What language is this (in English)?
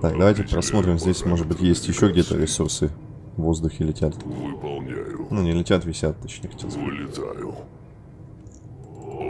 Russian